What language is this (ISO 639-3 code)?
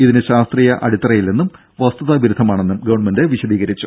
mal